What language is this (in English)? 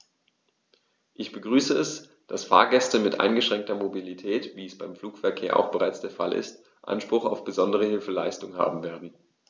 German